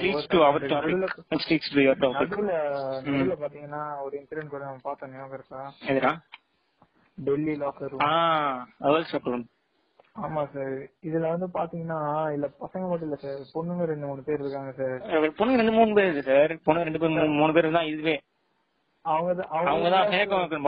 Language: Tamil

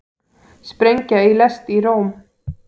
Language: Icelandic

